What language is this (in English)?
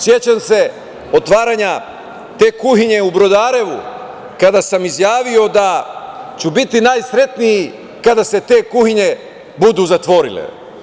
Serbian